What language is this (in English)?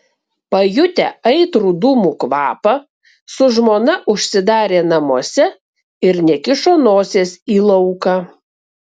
Lithuanian